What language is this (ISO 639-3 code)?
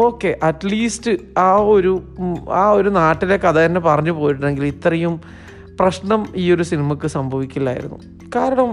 mal